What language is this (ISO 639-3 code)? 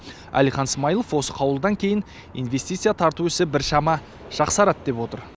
kaz